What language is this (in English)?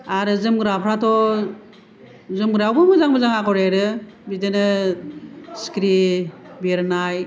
Bodo